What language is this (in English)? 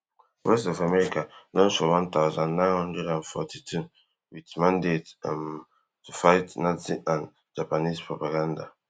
Nigerian Pidgin